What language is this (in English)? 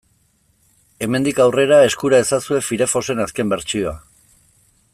Basque